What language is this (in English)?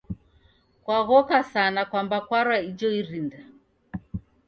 Taita